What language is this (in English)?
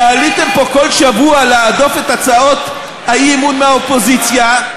Hebrew